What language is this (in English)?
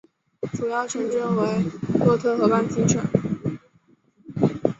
Chinese